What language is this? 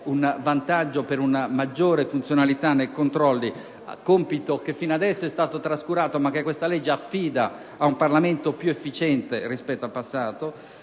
Italian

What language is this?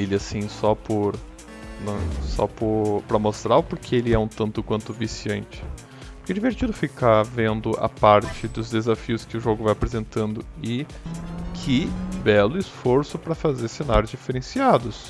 Portuguese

